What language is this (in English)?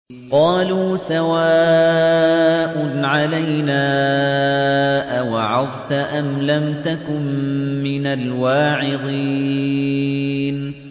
Arabic